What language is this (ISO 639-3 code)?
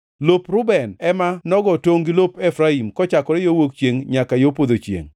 luo